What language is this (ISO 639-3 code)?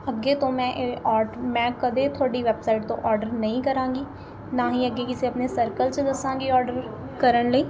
pan